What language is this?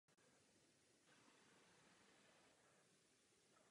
Czech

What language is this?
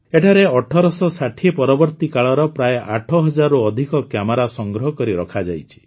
Odia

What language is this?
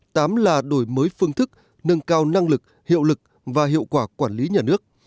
Vietnamese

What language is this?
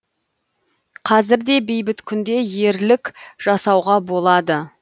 Kazakh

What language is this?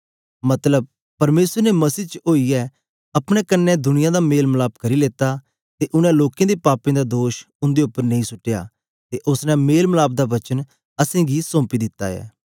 Dogri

